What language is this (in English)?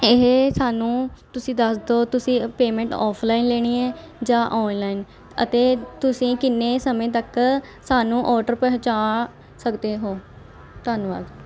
Punjabi